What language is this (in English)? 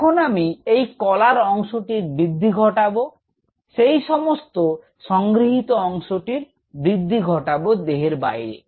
Bangla